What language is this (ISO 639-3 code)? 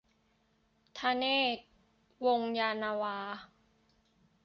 tha